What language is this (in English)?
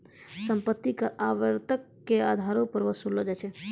Maithili